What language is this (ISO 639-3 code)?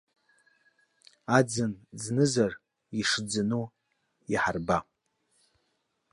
abk